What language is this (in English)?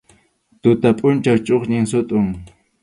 Arequipa-La Unión Quechua